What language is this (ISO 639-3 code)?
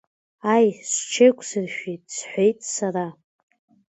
abk